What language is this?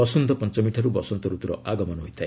Odia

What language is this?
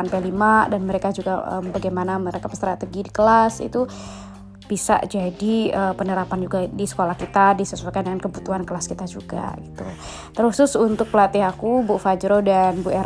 Indonesian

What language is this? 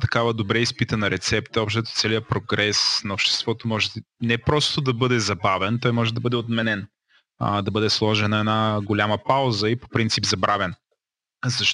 Bulgarian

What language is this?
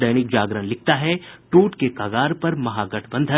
Hindi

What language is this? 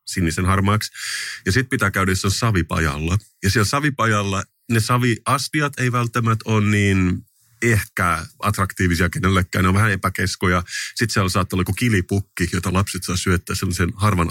Finnish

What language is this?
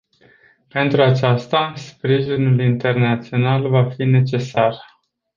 Romanian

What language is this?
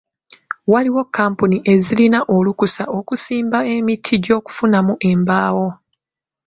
Ganda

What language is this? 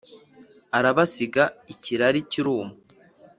Kinyarwanda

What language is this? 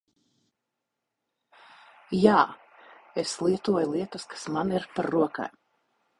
Latvian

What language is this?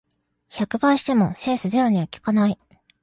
Japanese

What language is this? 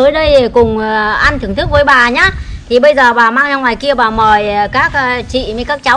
Vietnamese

